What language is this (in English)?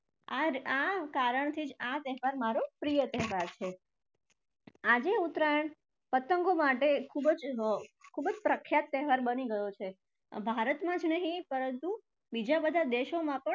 Gujarati